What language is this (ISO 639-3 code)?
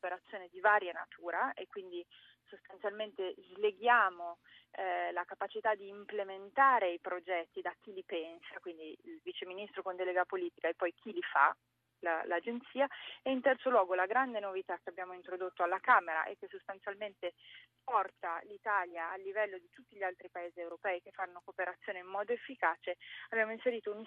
ita